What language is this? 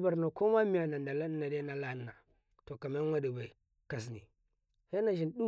Karekare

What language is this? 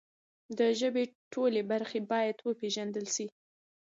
Pashto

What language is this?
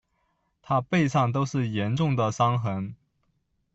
Chinese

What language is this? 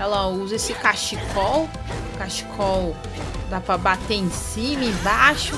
Portuguese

